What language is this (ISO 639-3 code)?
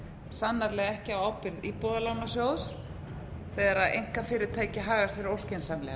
isl